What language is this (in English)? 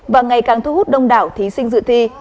Vietnamese